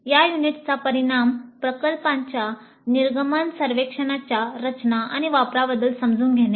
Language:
Marathi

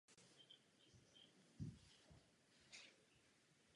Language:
Czech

